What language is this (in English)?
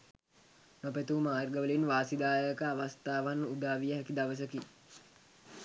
Sinhala